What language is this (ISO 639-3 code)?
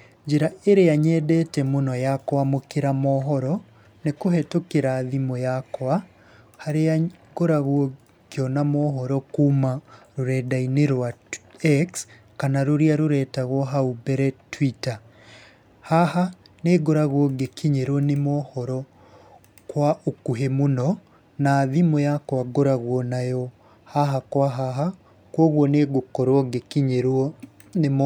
kik